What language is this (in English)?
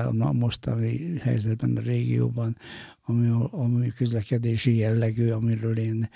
Hungarian